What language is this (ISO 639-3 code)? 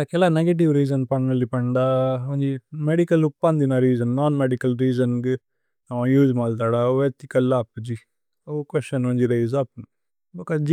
tcy